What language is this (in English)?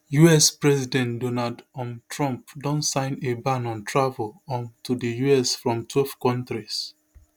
Nigerian Pidgin